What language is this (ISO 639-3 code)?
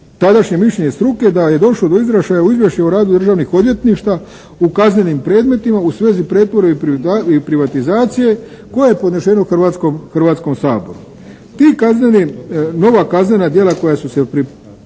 hrv